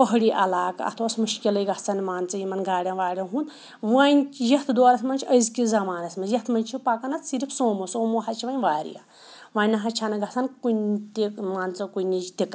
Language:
Kashmiri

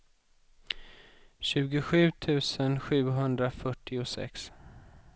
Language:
Swedish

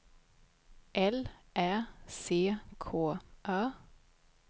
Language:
Swedish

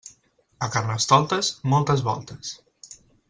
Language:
Catalan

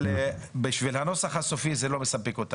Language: Hebrew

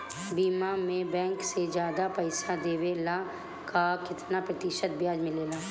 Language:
Bhojpuri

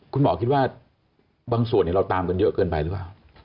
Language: Thai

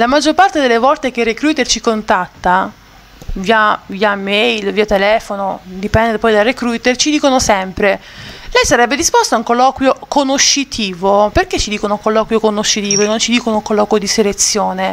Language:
Italian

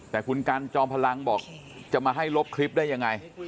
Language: Thai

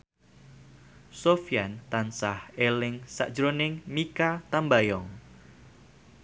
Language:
Javanese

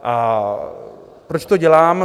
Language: Czech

